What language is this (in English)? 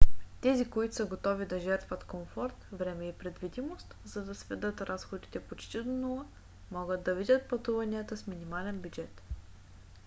Bulgarian